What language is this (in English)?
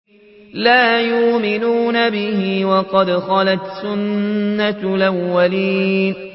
Arabic